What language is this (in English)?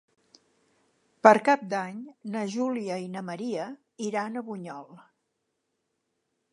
Catalan